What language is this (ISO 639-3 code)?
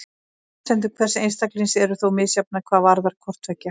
isl